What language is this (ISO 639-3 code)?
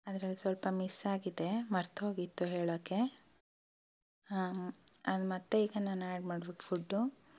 kan